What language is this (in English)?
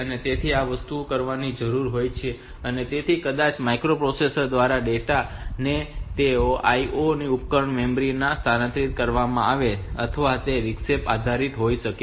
Gujarati